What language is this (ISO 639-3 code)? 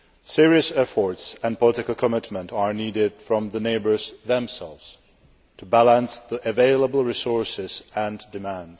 eng